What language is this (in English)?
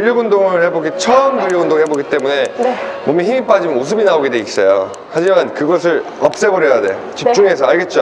Korean